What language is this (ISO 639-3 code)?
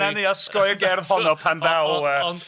cym